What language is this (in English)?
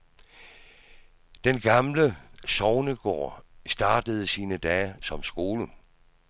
Danish